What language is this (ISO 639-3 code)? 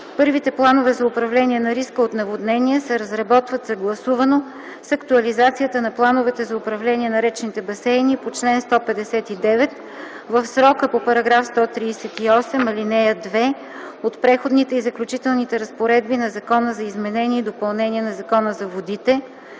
bul